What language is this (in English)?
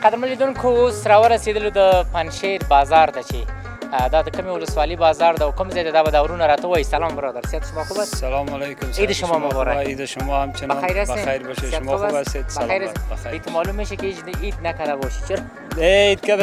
Arabic